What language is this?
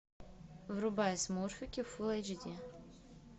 Russian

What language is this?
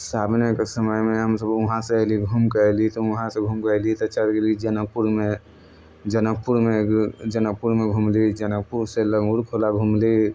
Maithili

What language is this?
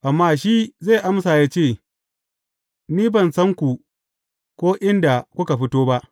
Hausa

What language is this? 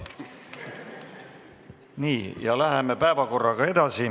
Estonian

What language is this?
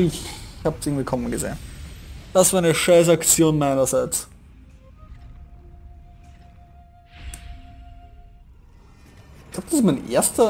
German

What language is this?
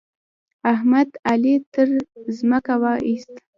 Pashto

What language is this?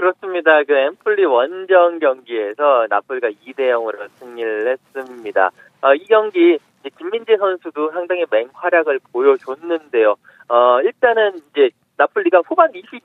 Korean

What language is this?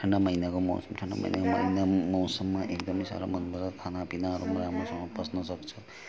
Nepali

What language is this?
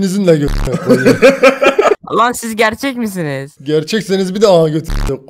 Turkish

